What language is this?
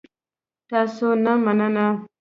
Pashto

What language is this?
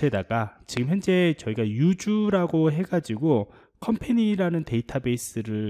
Korean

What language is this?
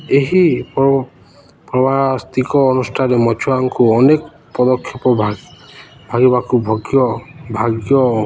Odia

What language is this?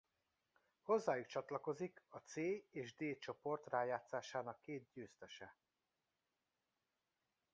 Hungarian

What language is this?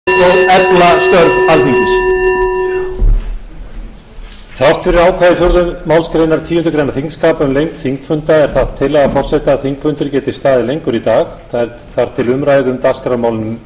Icelandic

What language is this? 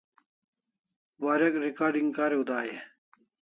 Kalasha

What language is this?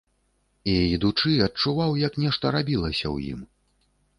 Belarusian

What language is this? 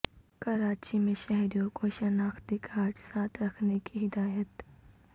Urdu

